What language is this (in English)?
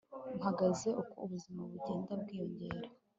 Kinyarwanda